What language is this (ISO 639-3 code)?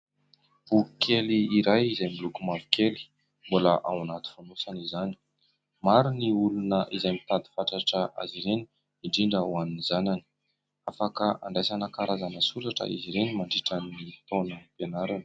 mlg